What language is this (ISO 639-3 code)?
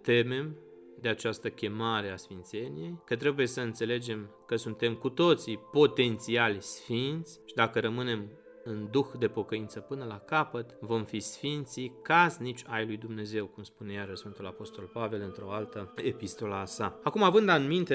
ron